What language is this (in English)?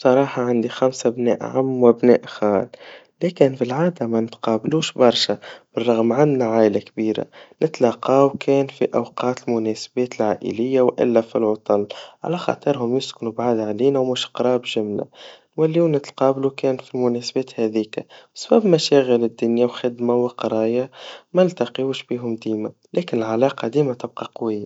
Tunisian Arabic